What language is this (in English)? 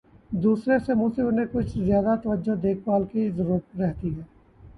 Urdu